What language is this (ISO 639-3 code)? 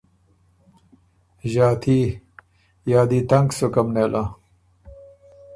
oru